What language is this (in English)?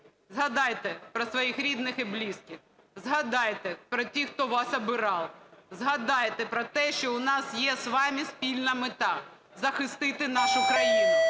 Ukrainian